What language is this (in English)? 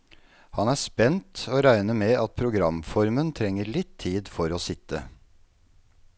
Norwegian